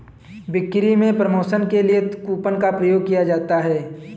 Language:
Hindi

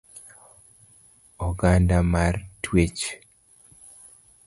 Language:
Luo (Kenya and Tanzania)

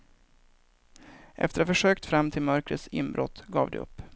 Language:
Swedish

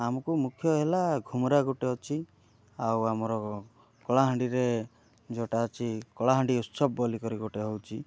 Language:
Odia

